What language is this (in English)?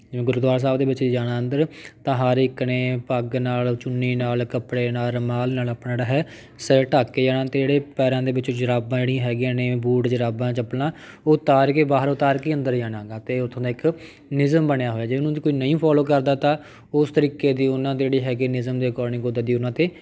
Punjabi